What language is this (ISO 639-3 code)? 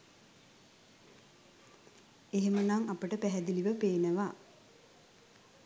sin